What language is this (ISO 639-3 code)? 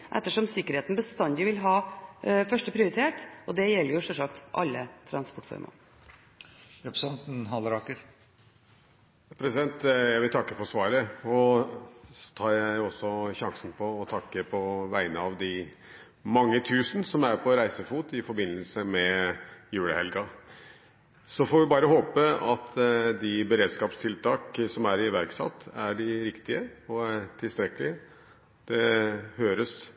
nob